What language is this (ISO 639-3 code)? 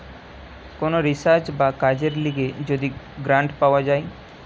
ben